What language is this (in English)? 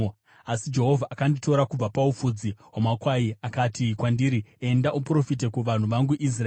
Shona